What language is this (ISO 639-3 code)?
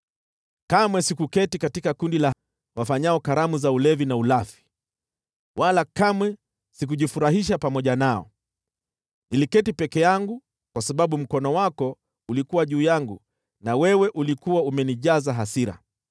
swa